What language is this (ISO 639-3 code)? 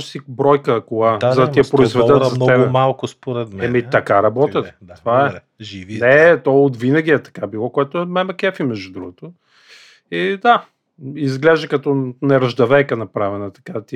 bul